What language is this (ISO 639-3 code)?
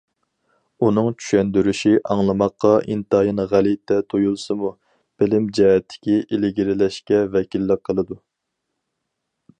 uig